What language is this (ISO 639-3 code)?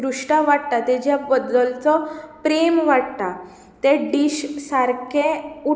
kok